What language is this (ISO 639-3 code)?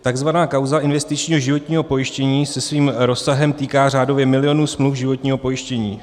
ces